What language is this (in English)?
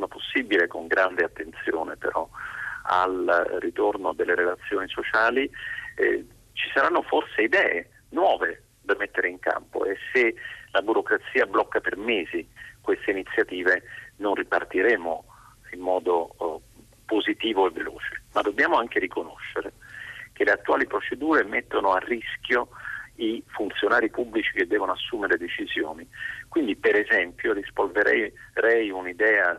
Italian